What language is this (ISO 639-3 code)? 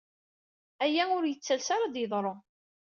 kab